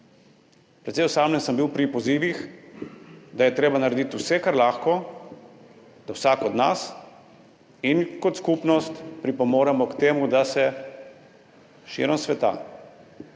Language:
Slovenian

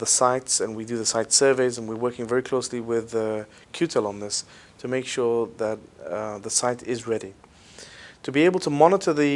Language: English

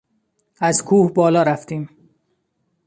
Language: Persian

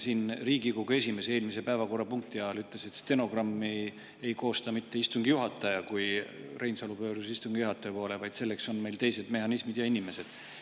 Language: Estonian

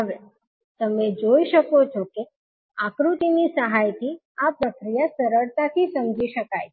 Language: Gujarati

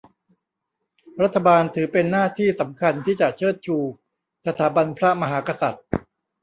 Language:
Thai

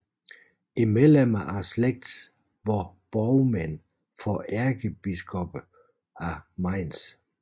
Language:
Danish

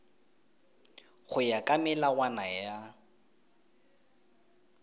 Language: Tswana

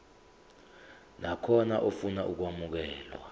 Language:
Zulu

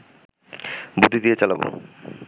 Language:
Bangla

